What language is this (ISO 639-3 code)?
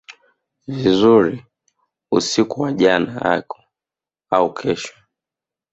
swa